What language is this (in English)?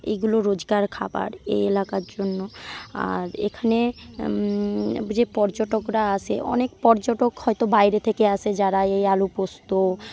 Bangla